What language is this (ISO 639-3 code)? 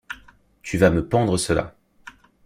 fra